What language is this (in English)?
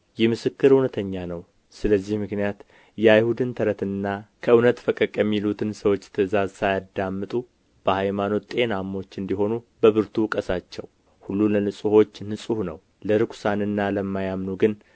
Amharic